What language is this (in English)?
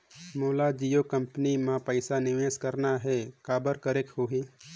Chhattisgarhi